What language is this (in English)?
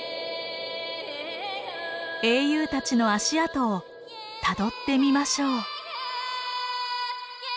Japanese